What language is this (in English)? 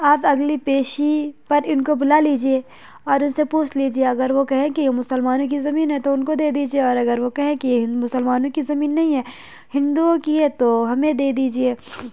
Urdu